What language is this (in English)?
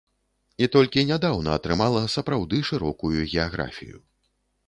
Belarusian